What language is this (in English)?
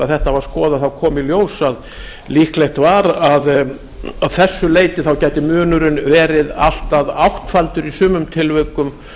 Icelandic